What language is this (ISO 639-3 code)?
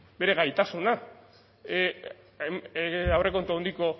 eus